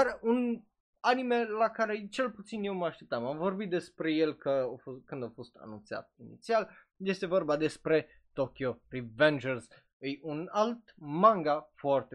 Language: Romanian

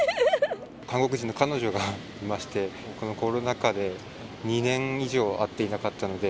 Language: Japanese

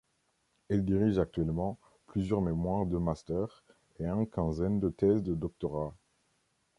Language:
French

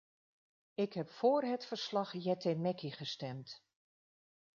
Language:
Dutch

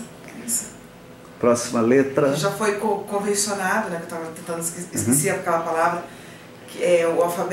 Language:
Portuguese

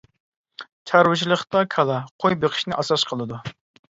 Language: Uyghur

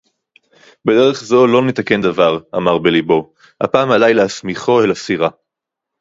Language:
Hebrew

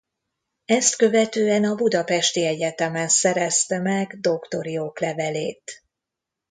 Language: Hungarian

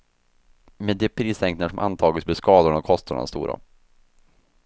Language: Swedish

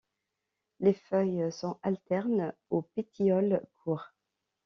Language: French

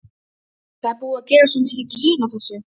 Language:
Icelandic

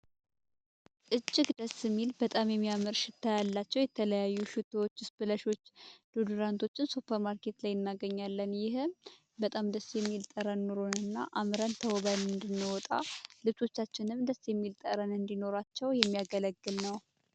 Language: Amharic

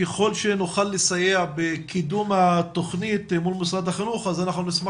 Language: Hebrew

